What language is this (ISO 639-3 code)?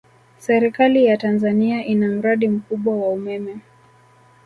swa